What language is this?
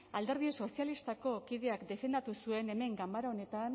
Basque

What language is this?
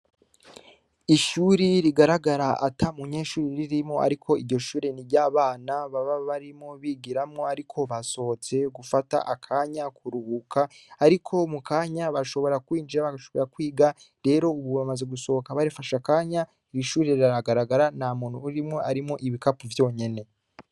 Rundi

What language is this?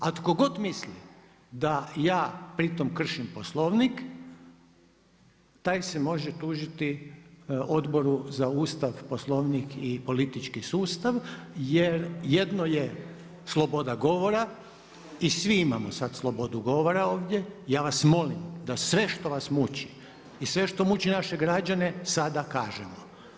Croatian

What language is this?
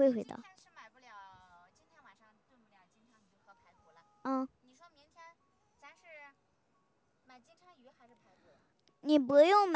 Chinese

